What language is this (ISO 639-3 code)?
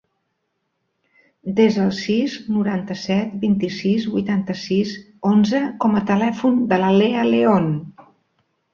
cat